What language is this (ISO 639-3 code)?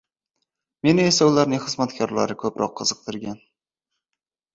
uzb